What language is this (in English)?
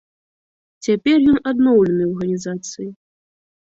Belarusian